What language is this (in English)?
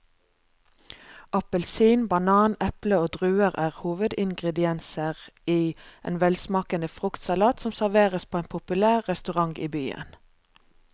Norwegian